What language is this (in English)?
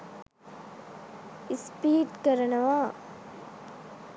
Sinhala